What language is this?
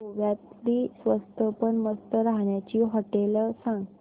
Marathi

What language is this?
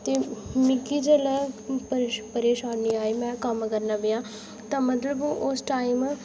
Dogri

